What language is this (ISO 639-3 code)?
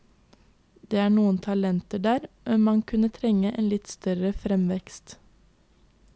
nor